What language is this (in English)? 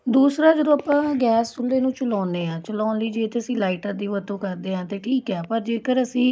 Punjabi